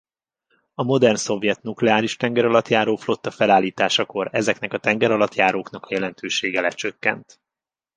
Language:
Hungarian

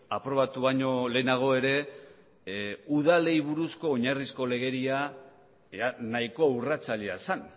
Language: Basque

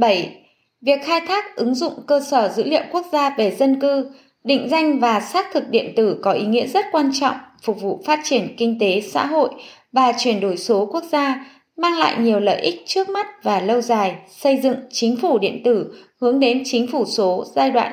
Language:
Vietnamese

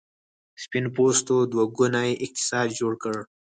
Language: Pashto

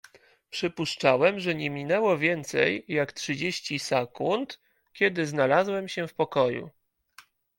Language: Polish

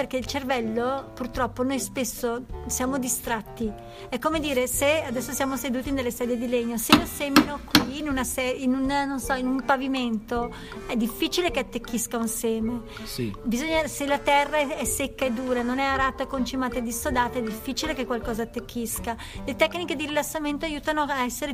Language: Italian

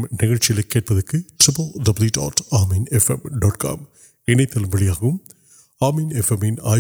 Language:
Urdu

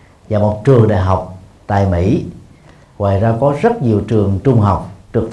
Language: Vietnamese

